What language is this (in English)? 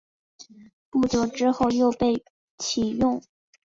Chinese